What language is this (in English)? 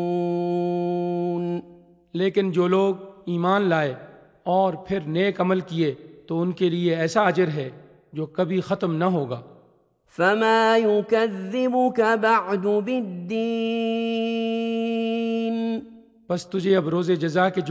Urdu